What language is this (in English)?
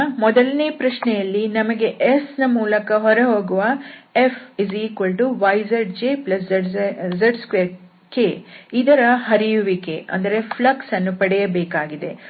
Kannada